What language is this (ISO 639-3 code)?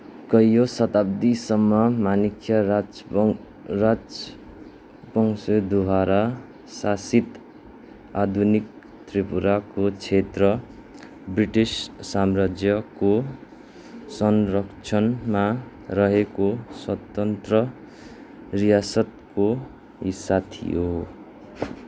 nep